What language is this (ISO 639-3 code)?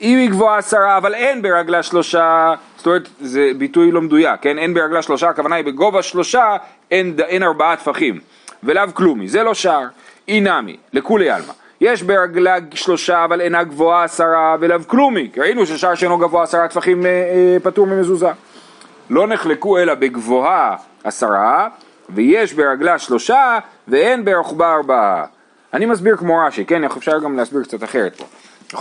heb